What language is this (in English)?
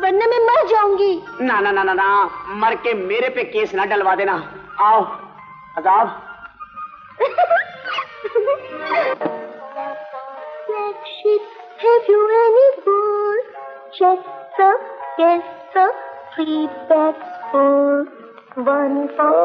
Hindi